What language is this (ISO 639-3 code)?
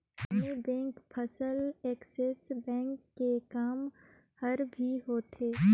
hne